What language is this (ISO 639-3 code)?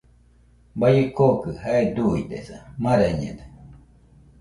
hux